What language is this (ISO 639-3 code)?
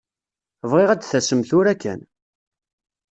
kab